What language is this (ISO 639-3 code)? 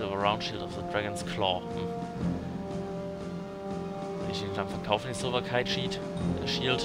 deu